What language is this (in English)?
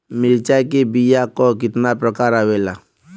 Bhojpuri